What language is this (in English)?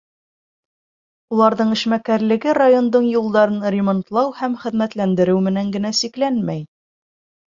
Bashkir